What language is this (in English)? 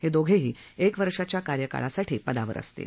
Marathi